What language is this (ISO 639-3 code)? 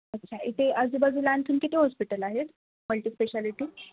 mar